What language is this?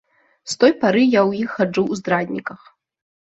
Belarusian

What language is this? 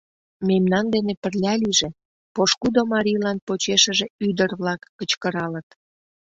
Mari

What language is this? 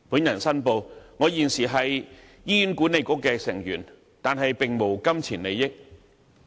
Cantonese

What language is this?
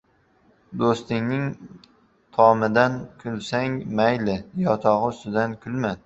Uzbek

